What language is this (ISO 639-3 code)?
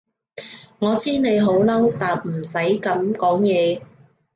yue